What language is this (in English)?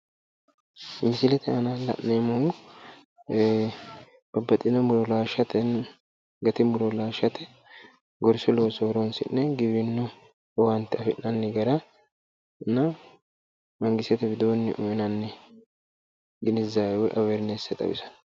Sidamo